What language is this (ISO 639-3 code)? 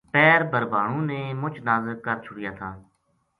gju